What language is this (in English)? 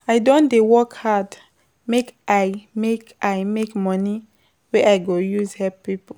Nigerian Pidgin